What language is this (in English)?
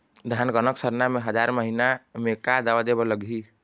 Chhattisgarhi